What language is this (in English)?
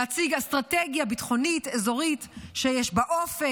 Hebrew